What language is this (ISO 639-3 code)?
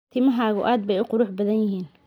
som